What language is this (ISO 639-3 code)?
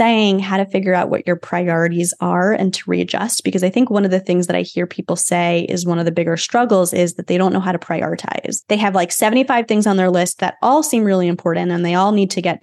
eng